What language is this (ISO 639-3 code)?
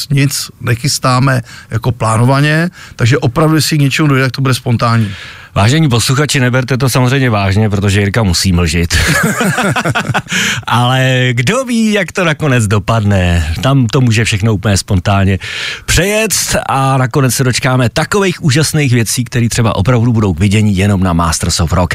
ces